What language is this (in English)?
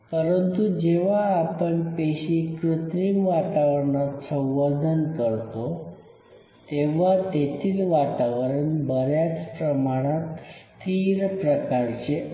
Marathi